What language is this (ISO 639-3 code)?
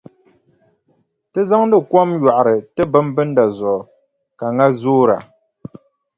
dag